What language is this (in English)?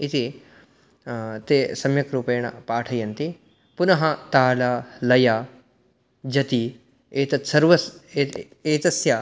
Sanskrit